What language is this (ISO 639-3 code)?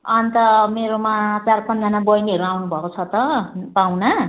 nep